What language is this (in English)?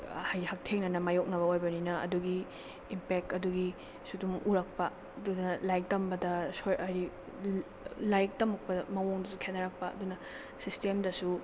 Manipuri